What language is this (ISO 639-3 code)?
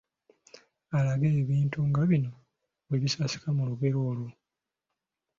lug